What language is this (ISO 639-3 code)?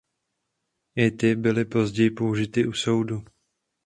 ces